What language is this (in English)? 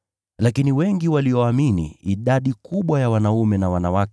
Swahili